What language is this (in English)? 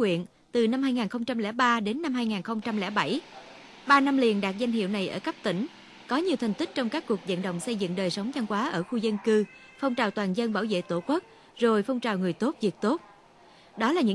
Vietnamese